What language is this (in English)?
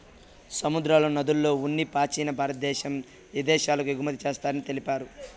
Telugu